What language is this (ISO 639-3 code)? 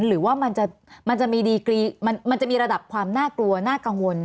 tha